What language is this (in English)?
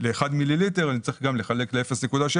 Hebrew